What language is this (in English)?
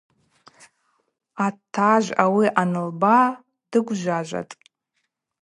Abaza